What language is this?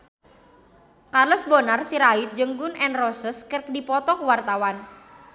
Sundanese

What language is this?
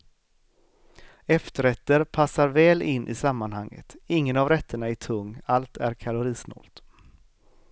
Swedish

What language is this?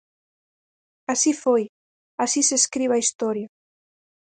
Galician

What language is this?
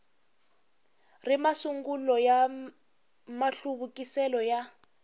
Tsonga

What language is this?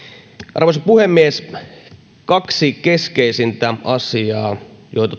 Finnish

